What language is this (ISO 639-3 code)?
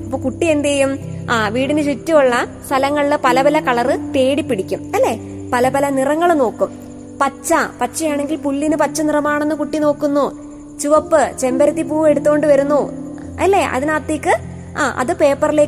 mal